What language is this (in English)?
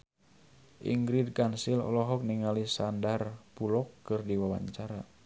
Sundanese